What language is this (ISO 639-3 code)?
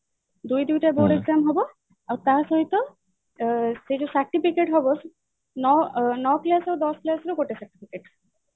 ori